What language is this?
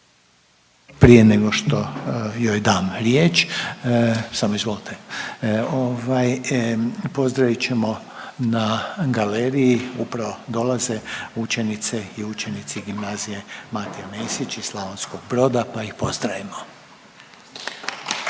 Croatian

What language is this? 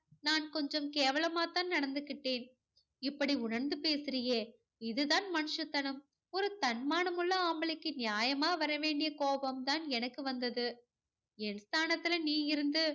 Tamil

